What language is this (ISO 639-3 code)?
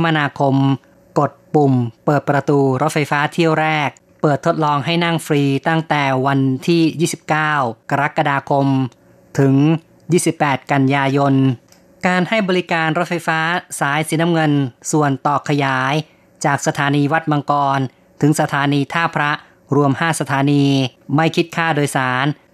tha